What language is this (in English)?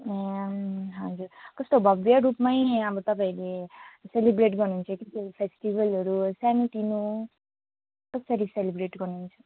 Nepali